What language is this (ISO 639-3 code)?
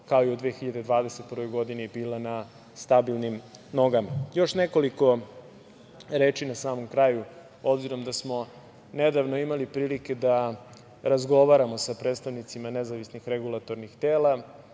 srp